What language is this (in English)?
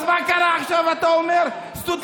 Hebrew